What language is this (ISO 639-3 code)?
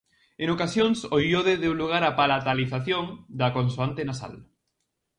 glg